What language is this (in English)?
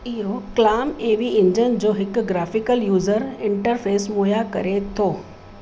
Sindhi